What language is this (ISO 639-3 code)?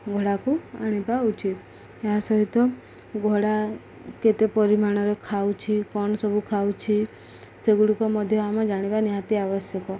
ori